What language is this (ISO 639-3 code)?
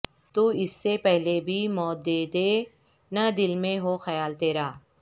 urd